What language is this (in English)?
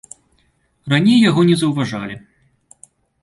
Belarusian